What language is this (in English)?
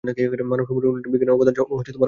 Bangla